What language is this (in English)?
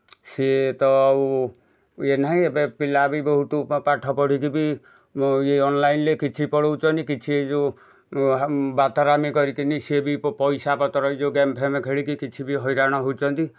Odia